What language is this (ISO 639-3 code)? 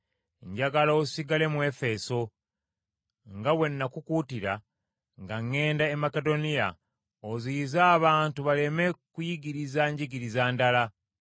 lug